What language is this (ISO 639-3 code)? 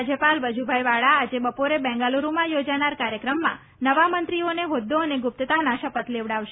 guj